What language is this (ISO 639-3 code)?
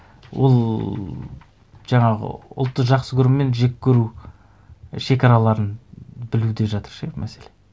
kaz